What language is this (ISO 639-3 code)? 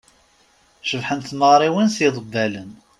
kab